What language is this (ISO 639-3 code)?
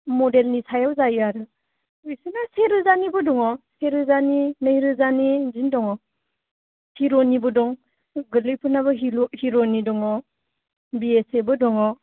brx